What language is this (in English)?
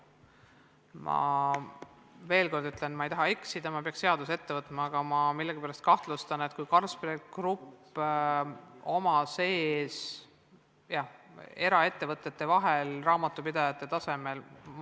Estonian